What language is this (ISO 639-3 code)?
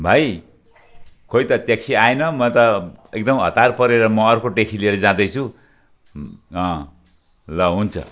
nep